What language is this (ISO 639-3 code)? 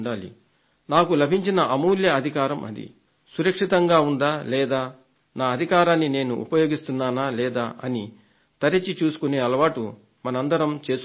tel